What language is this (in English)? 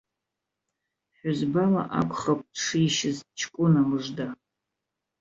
Abkhazian